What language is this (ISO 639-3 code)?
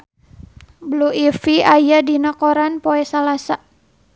sun